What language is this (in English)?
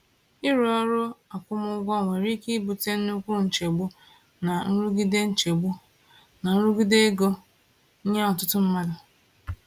Igbo